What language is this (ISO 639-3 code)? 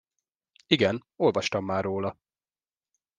hun